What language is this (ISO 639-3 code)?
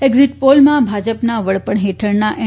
guj